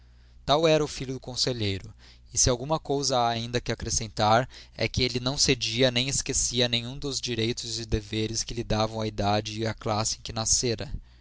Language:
Portuguese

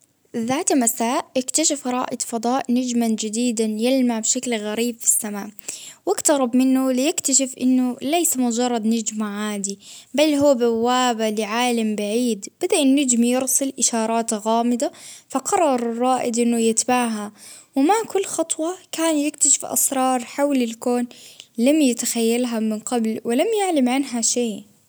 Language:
Baharna Arabic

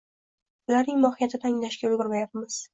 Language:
Uzbek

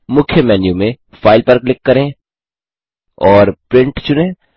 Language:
Hindi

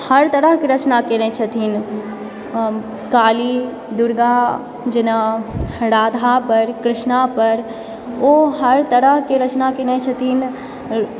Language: Maithili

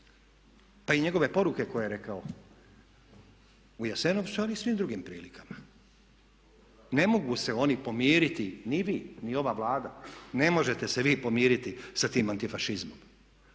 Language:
Croatian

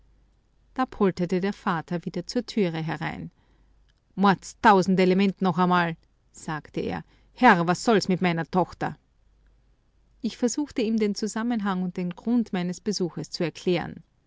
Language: German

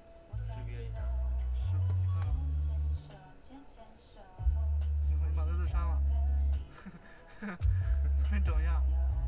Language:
Chinese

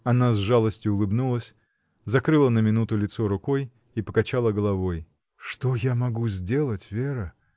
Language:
Russian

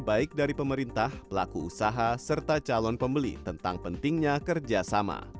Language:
Indonesian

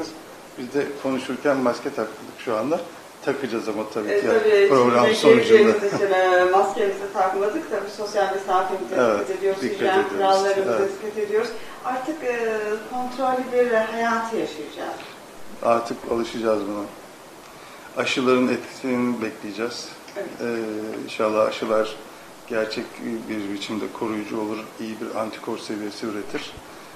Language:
Turkish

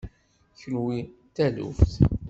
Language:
Kabyle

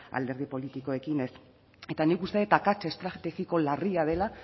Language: Basque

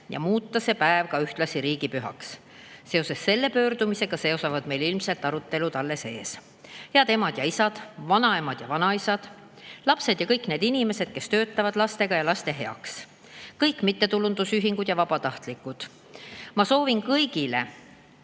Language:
Estonian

